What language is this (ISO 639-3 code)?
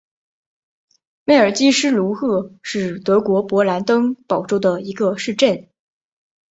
zho